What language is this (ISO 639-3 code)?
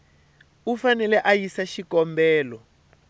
tso